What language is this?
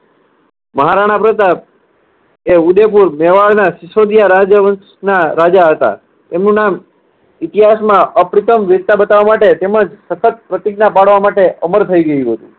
Gujarati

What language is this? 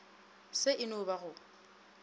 Northern Sotho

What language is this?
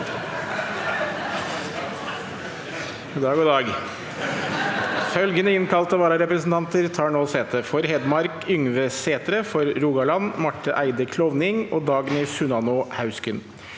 Norwegian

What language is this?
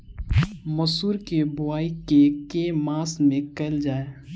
Maithili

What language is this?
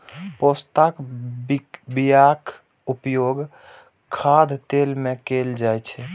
Maithili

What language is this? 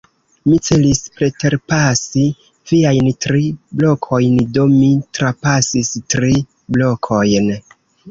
Esperanto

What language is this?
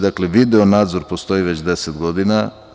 Serbian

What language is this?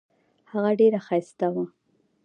Pashto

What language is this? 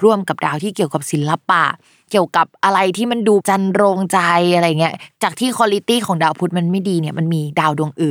Thai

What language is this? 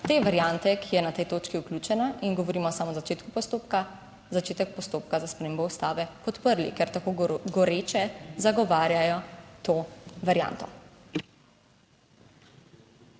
Slovenian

